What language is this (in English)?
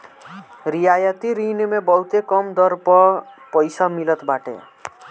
Bhojpuri